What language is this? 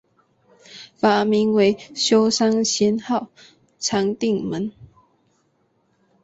Chinese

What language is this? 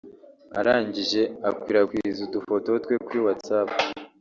Kinyarwanda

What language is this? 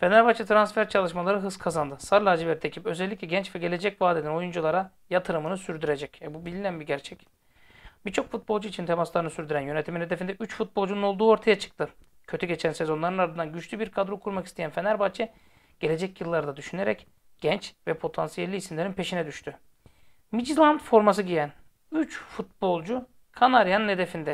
Turkish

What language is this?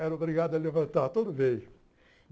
Portuguese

